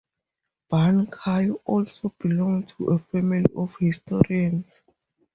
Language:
English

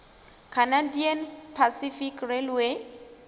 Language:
Northern Sotho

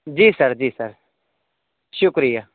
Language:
Urdu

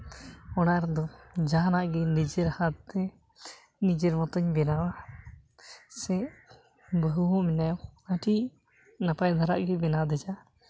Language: Santali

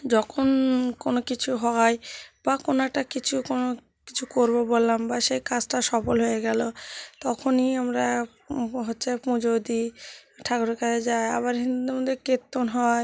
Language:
Bangla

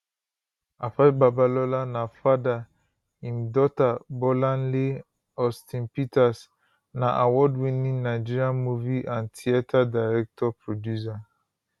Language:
Nigerian Pidgin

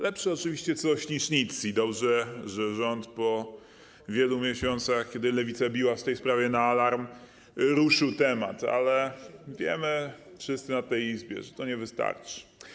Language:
Polish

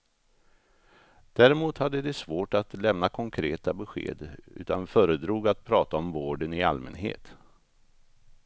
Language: Swedish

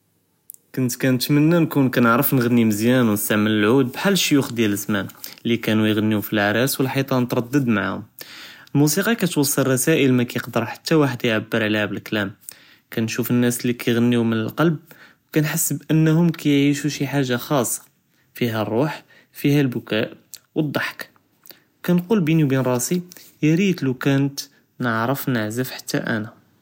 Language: Judeo-Arabic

